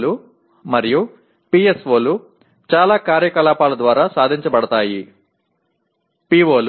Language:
Tamil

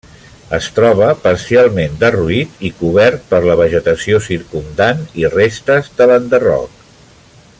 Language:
Catalan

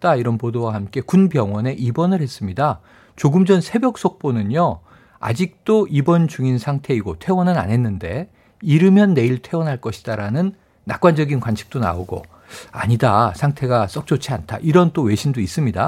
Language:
Korean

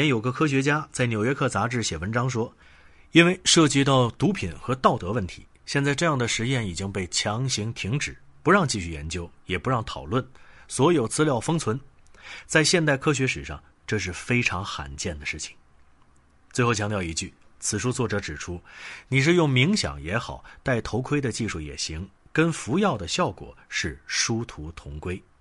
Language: Chinese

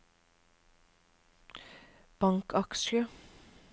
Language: Norwegian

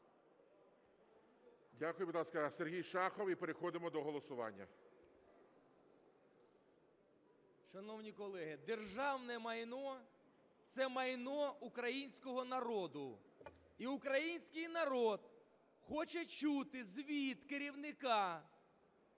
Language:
Ukrainian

